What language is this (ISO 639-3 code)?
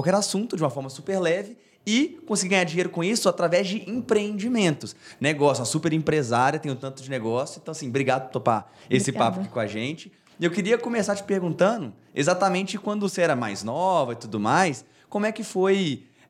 por